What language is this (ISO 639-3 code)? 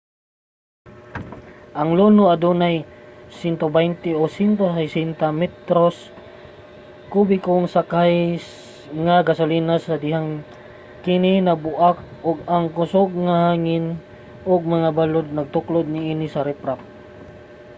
ceb